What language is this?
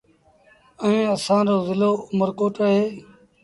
Sindhi Bhil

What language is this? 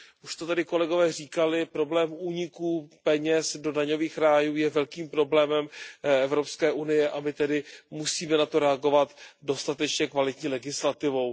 Czech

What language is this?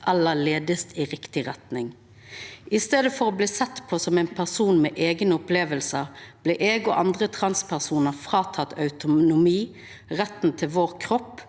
Norwegian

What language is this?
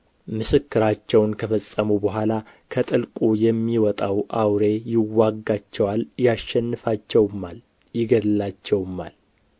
Amharic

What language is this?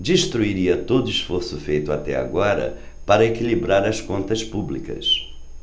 Portuguese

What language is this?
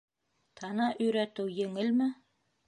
Bashkir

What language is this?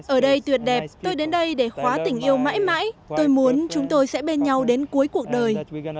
Vietnamese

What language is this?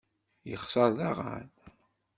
Kabyle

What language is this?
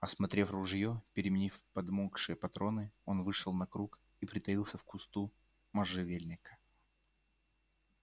Russian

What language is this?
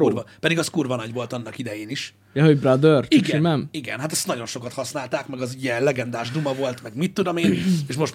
Hungarian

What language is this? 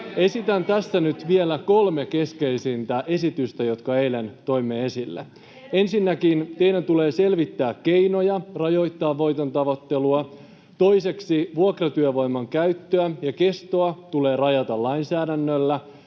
Finnish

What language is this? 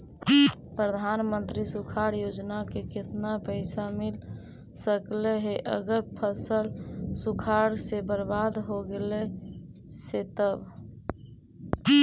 Magahi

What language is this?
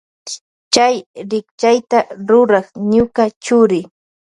Loja Highland Quichua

